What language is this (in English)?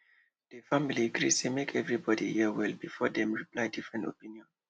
Nigerian Pidgin